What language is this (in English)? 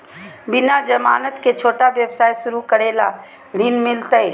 Magahi